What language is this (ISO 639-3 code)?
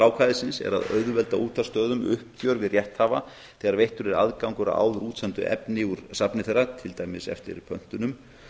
isl